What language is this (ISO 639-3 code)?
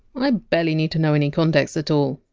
eng